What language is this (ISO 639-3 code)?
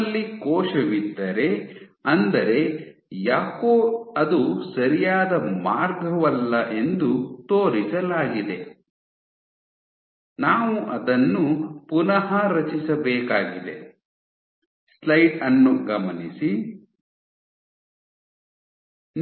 kan